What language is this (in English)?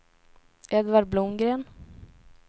Swedish